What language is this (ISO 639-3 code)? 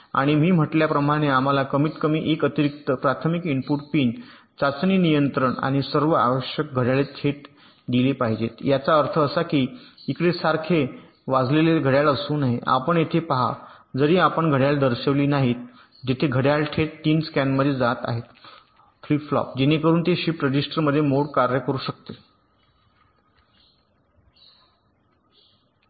mar